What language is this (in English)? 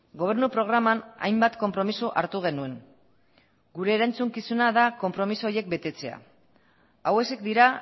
Basque